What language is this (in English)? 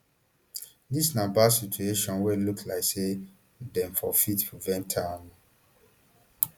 Nigerian Pidgin